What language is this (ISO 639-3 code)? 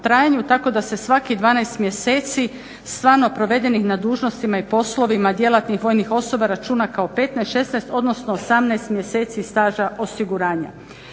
hrv